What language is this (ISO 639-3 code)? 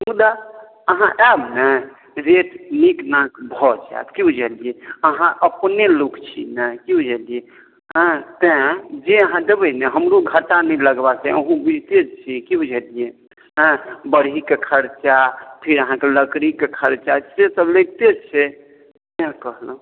mai